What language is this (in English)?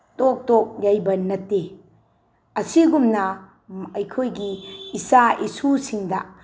Manipuri